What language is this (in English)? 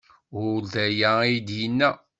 Kabyle